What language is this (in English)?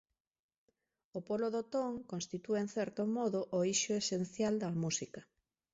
Galician